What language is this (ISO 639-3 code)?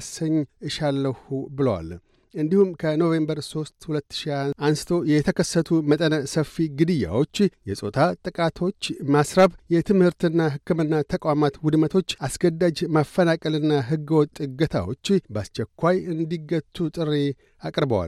amh